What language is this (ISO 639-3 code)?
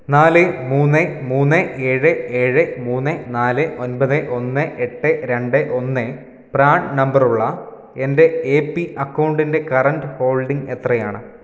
mal